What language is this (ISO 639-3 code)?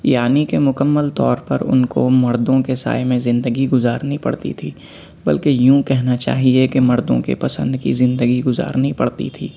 urd